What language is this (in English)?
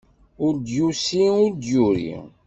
Kabyle